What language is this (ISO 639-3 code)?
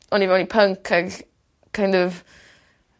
cym